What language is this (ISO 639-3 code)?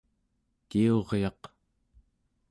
esu